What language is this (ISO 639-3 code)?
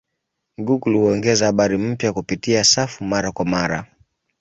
swa